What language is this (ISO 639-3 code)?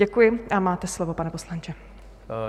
ces